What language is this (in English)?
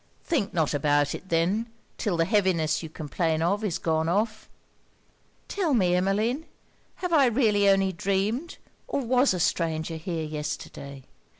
English